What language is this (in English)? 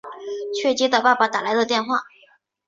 Chinese